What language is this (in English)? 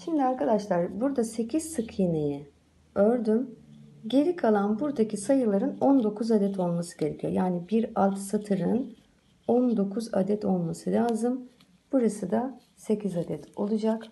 Turkish